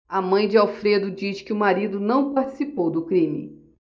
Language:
Portuguese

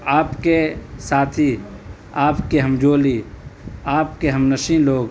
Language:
Urdu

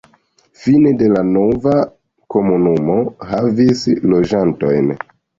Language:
Esperanto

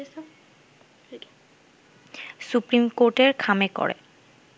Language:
Bangla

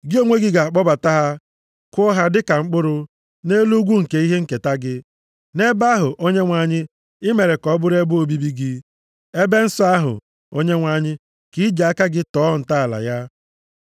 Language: Igbo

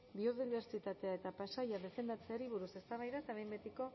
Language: Basque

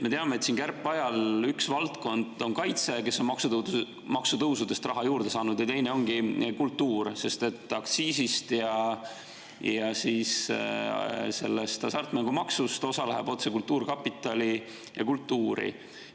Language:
Estonian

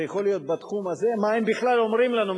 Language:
Hebrew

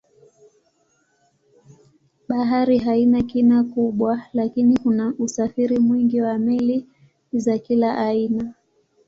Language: Swahili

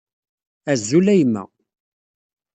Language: Kabyle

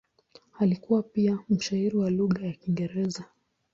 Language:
Swahili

